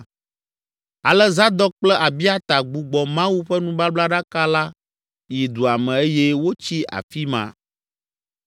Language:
Ewe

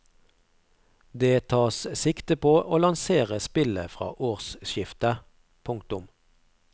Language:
Norwegian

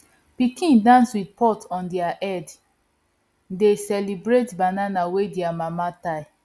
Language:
Nigerian Pidgin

